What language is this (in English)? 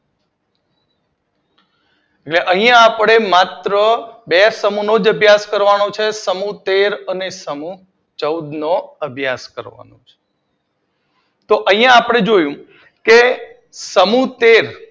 Gujarati